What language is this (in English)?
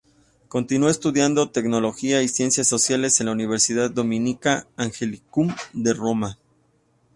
Spanish